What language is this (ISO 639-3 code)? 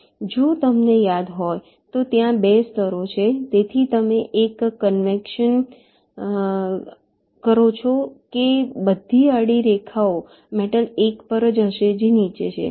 guj